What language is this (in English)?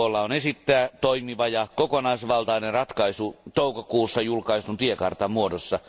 Finnish